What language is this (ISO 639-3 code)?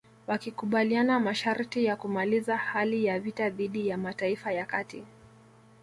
swa